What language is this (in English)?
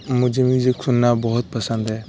Urdu